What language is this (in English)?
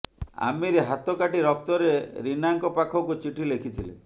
Odia